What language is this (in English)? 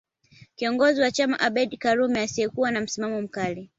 Swahili